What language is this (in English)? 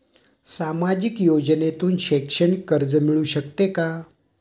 Marathi